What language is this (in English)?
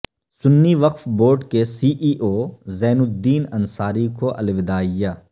Urdu